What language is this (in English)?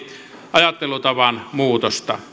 Finnish